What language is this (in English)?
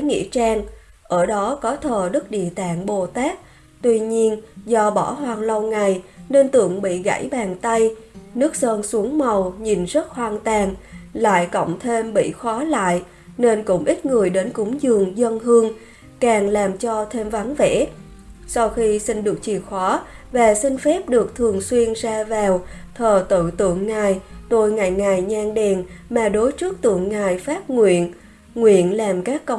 Vietnamese